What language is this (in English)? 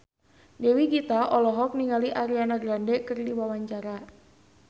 Sundanese